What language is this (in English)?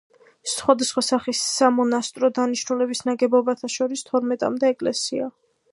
Georgian